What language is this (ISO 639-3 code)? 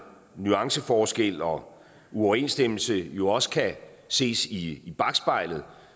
dan